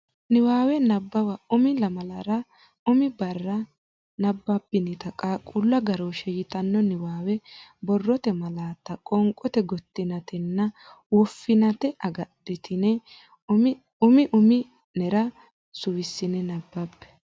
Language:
Sidamo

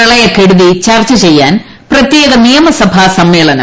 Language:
Malayalam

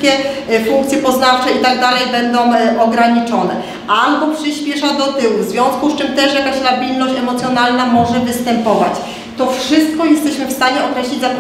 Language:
Polish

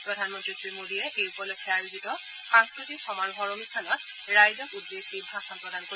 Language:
Assamese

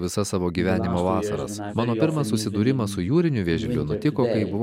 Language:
Lithuanian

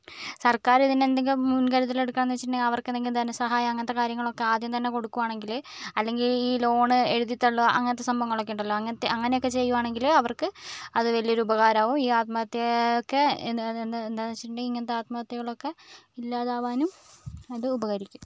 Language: Malayalam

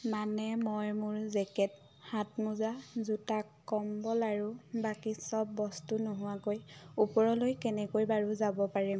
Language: Assamese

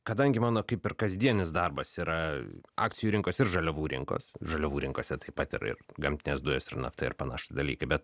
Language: Lithuanian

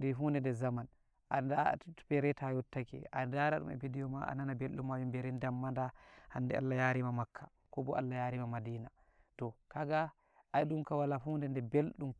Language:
Nigerian Fulfulde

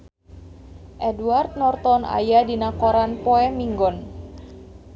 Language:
Sundanese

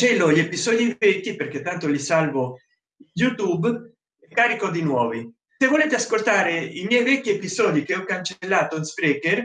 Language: Italian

